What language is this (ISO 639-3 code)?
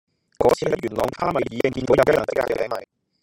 yue